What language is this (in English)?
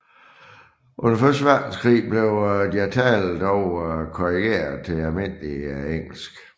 Danish